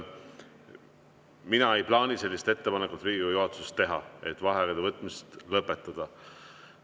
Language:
Estonian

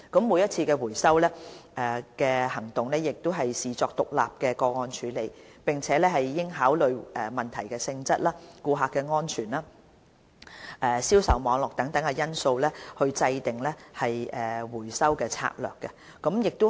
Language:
Cantonese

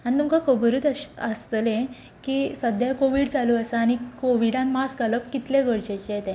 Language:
Konkani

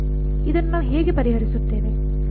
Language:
Kannada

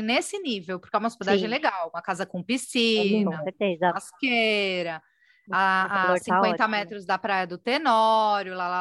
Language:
Portuguese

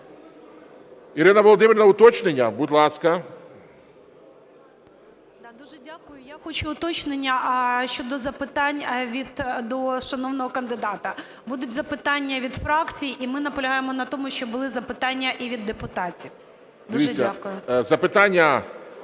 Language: Ukrainian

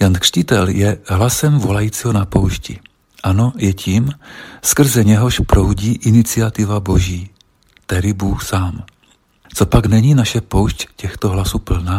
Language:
Czech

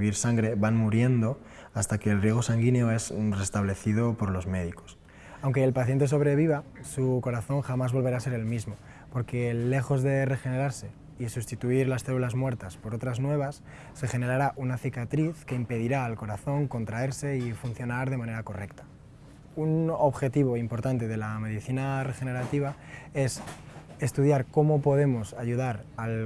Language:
Spanish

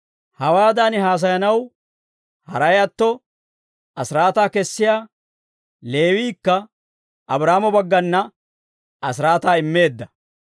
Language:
Dawro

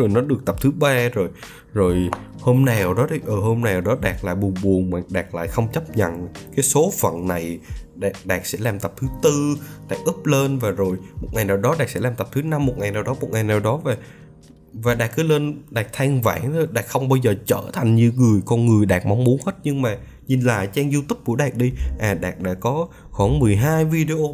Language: Vietnamese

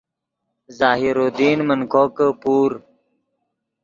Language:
Yidgha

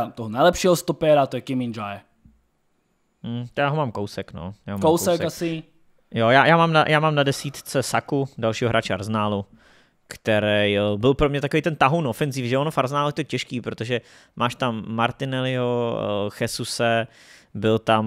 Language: Czech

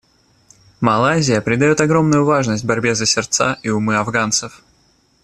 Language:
Russian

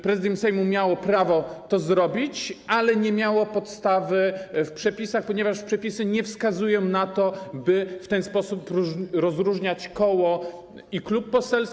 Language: Polish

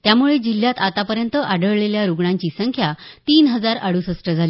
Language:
Marathi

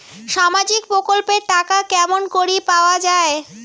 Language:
Bangla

